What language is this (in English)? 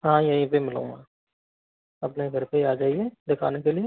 Hindi